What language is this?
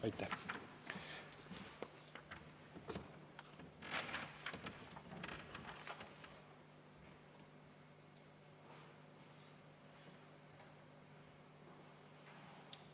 Estonian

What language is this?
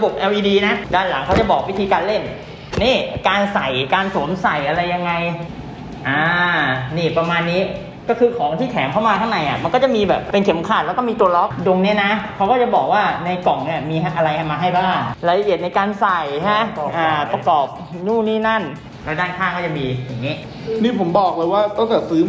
Thai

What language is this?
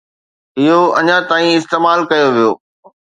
Sindhi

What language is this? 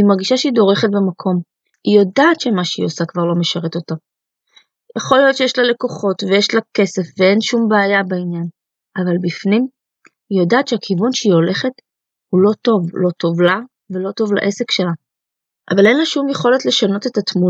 Hebrew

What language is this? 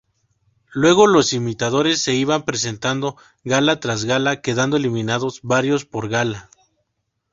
Spanish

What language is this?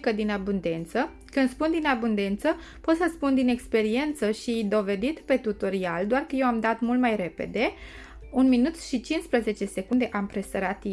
Romanian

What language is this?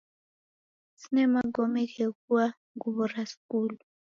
Taita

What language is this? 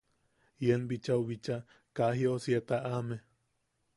Yaqui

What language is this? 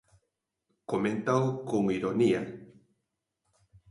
Galician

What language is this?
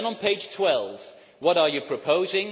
English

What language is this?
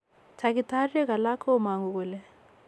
Kalenjin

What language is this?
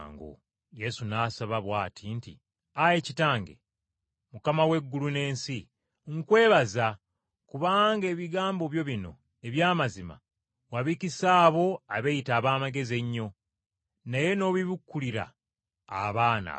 Ganda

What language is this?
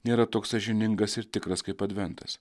Lithuanian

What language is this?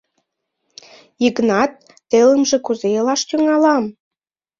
Mari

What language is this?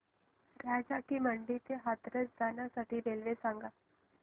Marathi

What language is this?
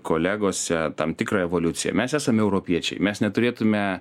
Lithuanian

